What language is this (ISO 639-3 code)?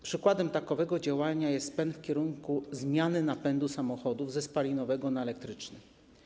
pol